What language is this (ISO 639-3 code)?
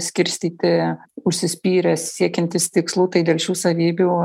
lit